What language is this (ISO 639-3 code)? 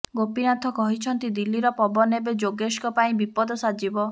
ori